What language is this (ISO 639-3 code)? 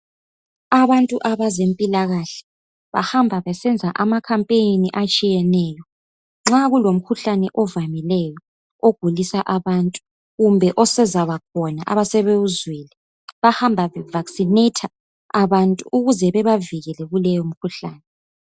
nde